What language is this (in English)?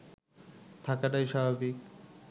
Bangla